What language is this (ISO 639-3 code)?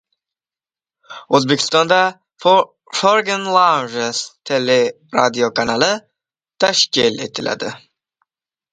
uzb